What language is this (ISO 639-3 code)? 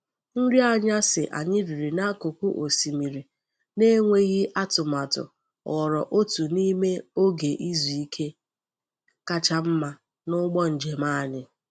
ibo